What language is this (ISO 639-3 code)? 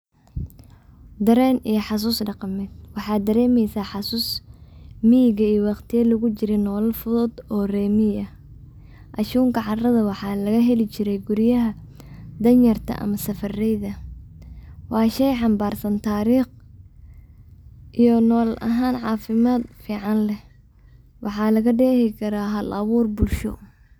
som